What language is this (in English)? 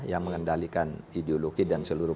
Indonesian